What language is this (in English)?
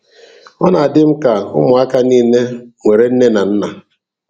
Igbo